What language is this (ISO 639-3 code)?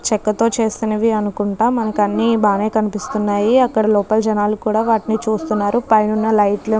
tel